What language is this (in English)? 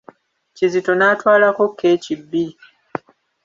Ganda